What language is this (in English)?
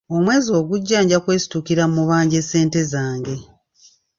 Ganda